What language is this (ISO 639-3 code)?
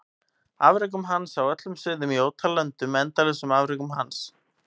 isl